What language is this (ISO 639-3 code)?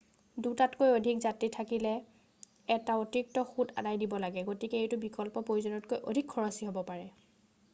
asm